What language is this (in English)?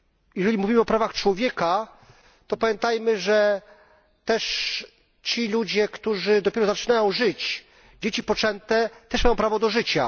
Polish